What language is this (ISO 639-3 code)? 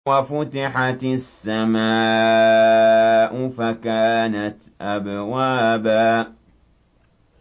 ara